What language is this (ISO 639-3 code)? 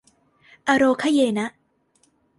tha